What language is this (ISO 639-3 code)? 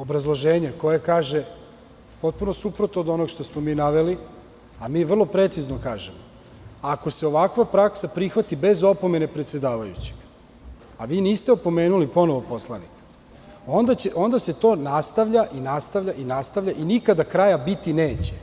srp